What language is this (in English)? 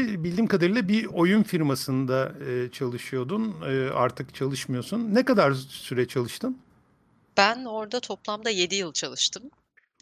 Turkish